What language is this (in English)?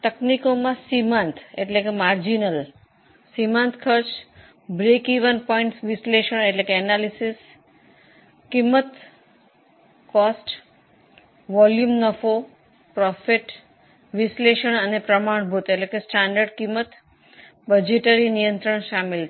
Gujarati